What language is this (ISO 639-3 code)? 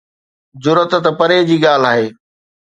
snd